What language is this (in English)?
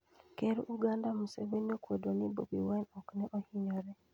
Luo (Kenya and Tanzania)